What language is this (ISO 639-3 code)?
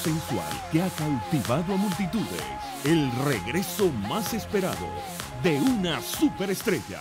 spa